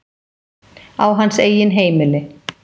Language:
Icelandic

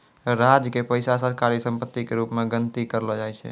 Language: Maithili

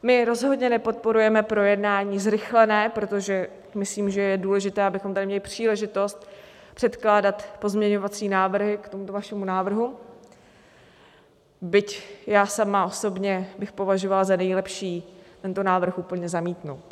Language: Czech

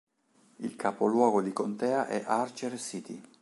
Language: Italian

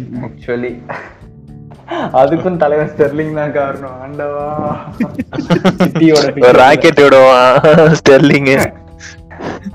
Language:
Tamil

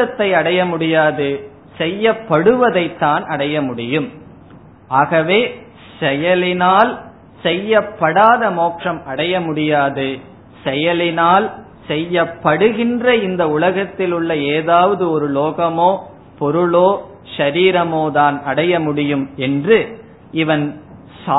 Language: Tamil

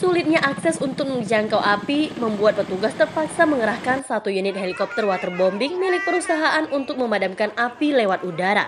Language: Indonesian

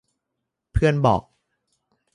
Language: Thai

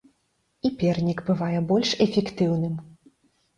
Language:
Belarusian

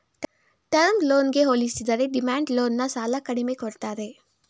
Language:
Kannada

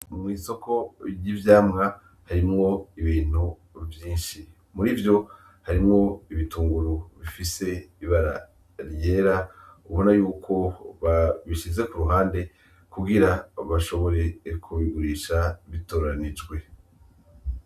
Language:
Rundi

